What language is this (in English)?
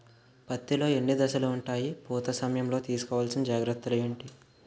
Telugu